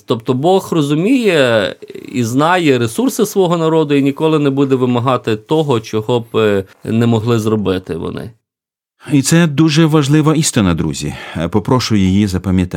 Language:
Ukrainian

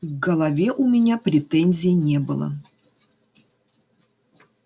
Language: Russian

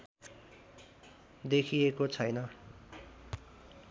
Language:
Nepali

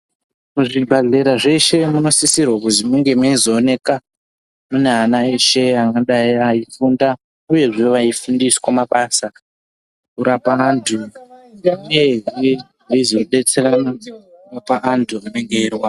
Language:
Ndau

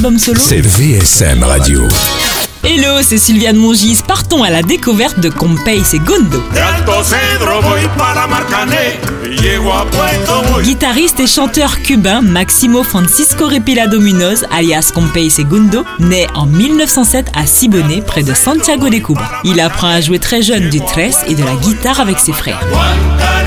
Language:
French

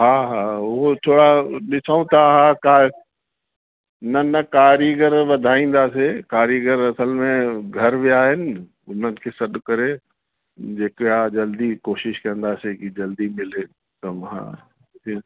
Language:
Sindhi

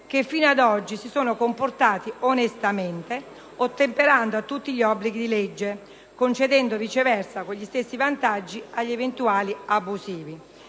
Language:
Italian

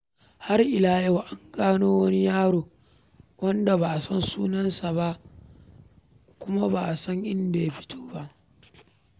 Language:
Hausa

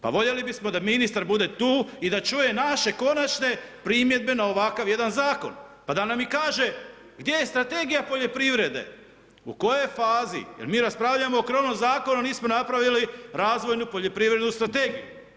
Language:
Croatian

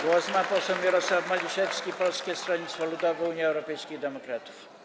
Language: Polish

